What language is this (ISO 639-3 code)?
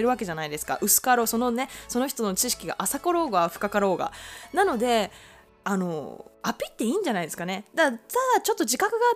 jpn